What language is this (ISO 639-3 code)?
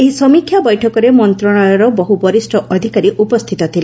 ori